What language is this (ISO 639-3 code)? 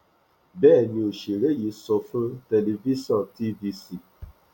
yor